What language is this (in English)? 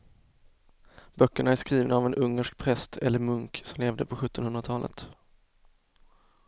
Swedish